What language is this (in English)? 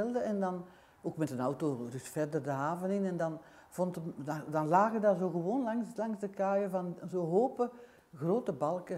Dutch